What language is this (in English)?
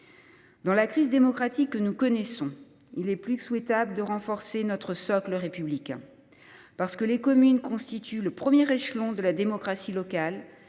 French